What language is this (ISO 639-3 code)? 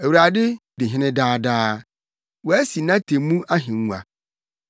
aka